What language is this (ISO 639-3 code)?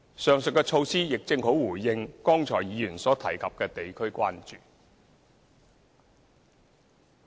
yue